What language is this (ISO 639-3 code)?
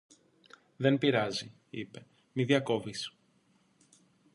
ell